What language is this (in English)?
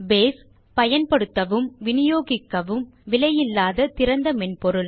Tamil